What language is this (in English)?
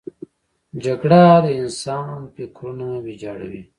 Pashto